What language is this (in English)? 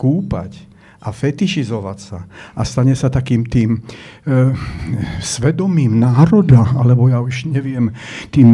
Slovak